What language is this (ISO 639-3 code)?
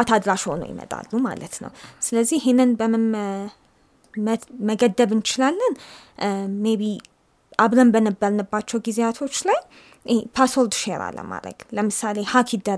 amh